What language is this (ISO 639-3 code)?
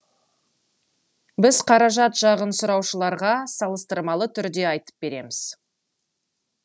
kaz